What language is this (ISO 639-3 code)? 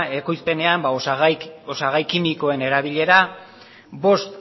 eus